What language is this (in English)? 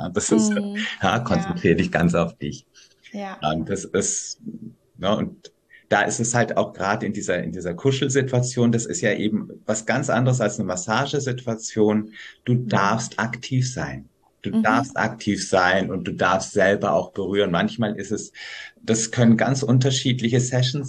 German